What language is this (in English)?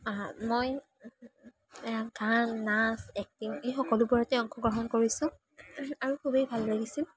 Assamese